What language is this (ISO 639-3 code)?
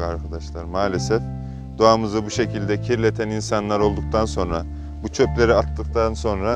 tur